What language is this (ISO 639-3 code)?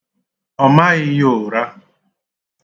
ibo